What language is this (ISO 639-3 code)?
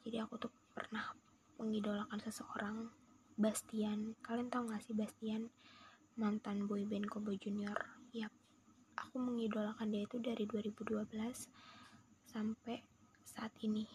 ind